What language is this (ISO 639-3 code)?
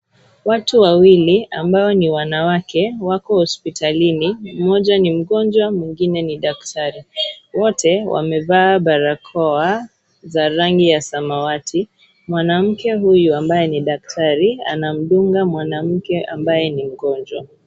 swa